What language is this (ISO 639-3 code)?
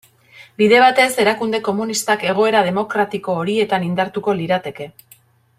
eus